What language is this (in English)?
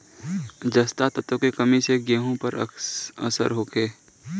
Bhojpuri